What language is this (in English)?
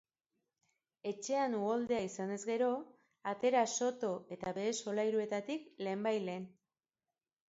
Basque